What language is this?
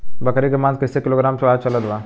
Bhojpuri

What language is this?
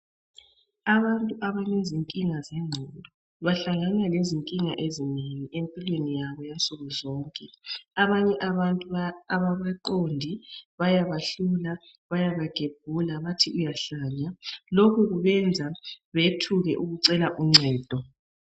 North Ndebele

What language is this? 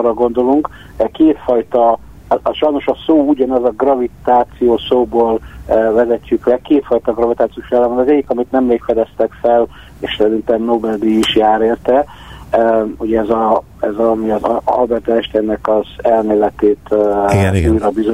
Hungarian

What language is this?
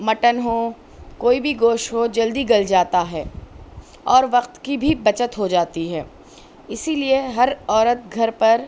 Urdu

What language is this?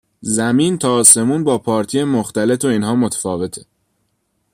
Persian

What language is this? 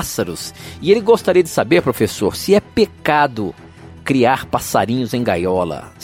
Portuguese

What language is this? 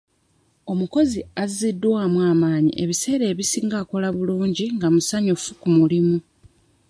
Ganda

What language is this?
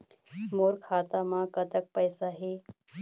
Chhattisgarhi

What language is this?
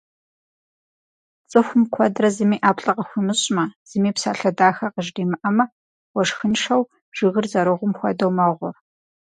Kabardian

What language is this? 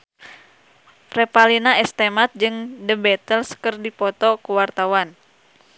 Sundanese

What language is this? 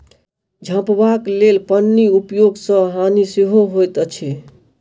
Maithili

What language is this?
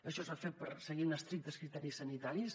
Catalan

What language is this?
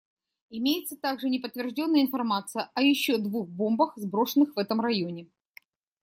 Russian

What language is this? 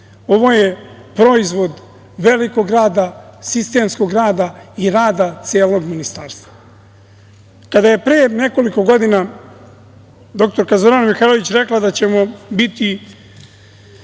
Serbian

